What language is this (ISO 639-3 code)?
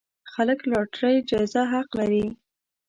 pus